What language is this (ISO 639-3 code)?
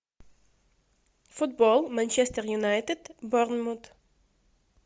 rus